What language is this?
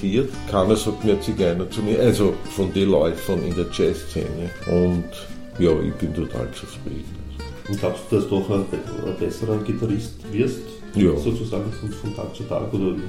German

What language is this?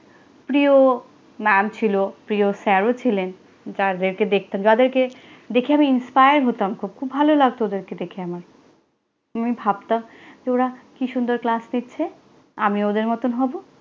Bangla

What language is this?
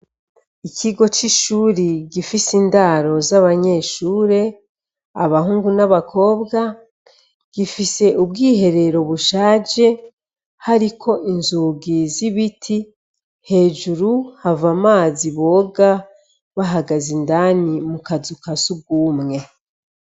Rundi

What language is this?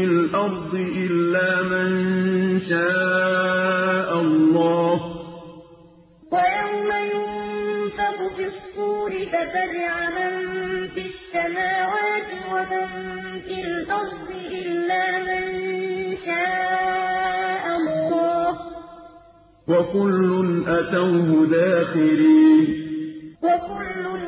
Arabic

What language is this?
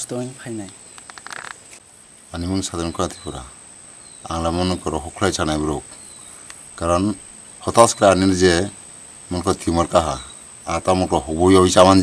Thai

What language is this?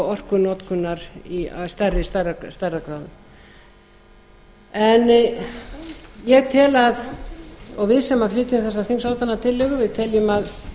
Icelandic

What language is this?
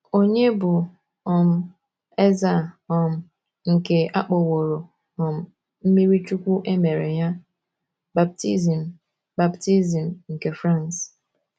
Igbo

